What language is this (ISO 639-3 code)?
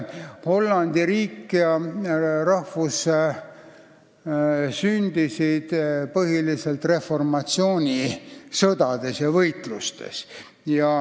est